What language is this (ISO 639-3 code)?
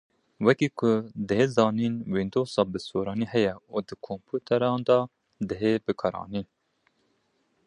kur